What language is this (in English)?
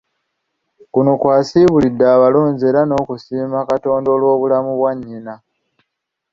Ganda